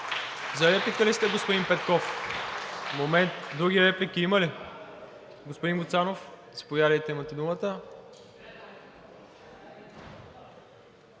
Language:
Bulgarian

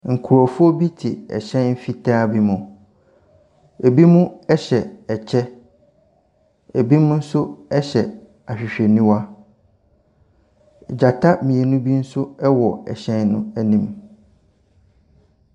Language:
Akan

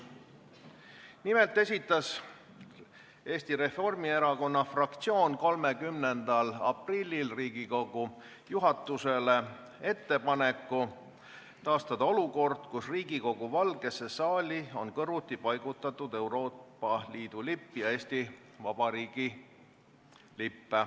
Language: Estonian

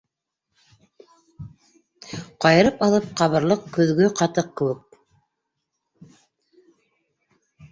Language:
Bashkir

